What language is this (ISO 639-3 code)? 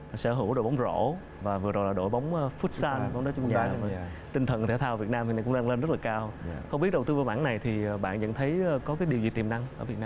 vie